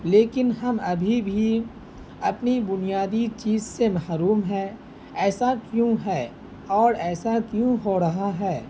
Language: Urdu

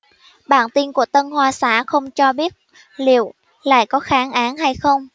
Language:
Vietnamese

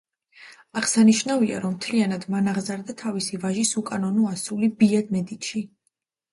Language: Georgian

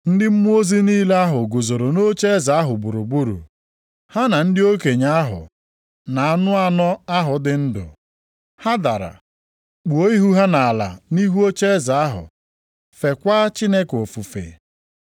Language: Igbo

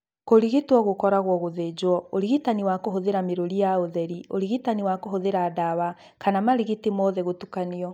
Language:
Kikuyu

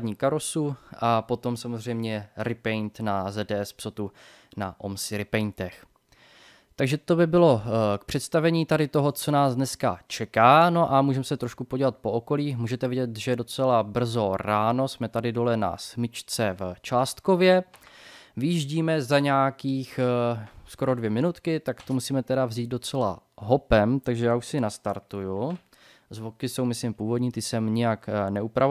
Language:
Czech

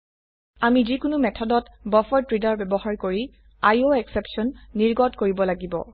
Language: Assamese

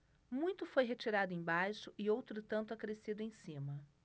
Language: Portuguese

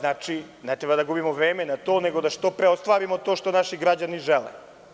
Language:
Serbian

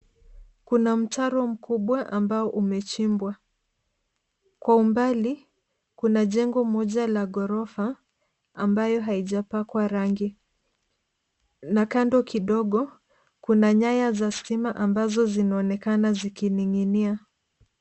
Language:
Swahili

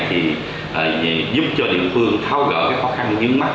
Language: Vietnamese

